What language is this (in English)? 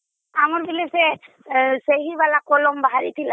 Odia